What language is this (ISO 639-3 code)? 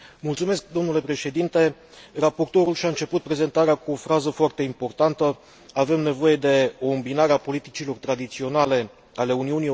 ron